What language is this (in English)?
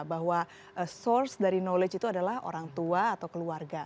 Indonesian